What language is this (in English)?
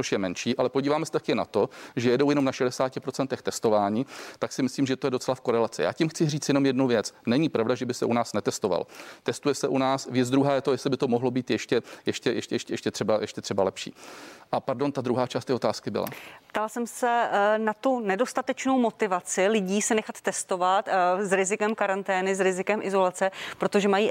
Czech